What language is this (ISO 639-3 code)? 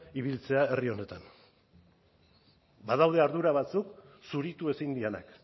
eus